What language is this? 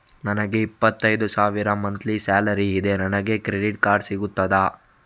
Kannada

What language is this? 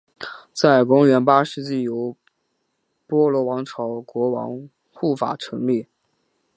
Chinese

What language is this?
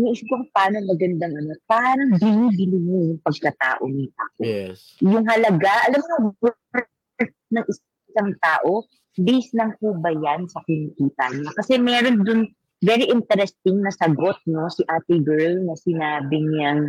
Filipino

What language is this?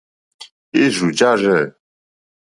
Mokpwe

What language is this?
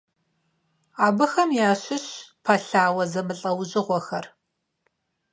Kabardian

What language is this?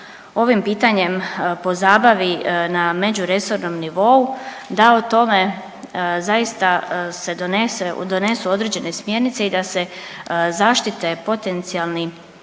Croatian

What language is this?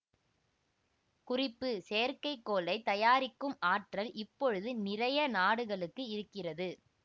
Tamil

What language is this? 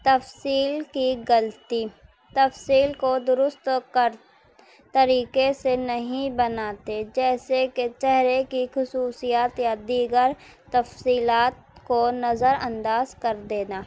Urdu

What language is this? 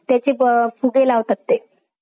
Marathi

